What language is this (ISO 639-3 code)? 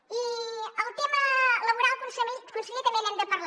cat